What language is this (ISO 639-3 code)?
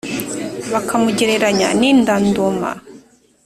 kin